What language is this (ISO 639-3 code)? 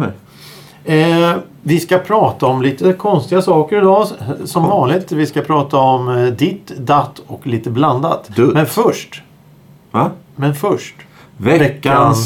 swe